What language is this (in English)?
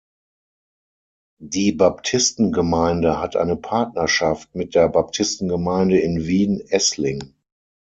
German